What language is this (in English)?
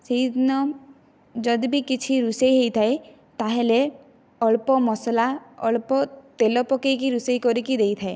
Odia